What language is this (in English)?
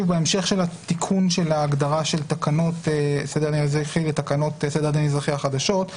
Hebrew